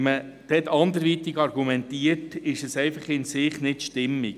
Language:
Swiss German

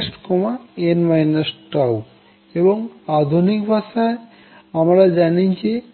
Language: Bangla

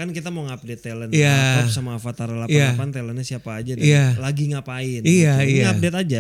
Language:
Indonesian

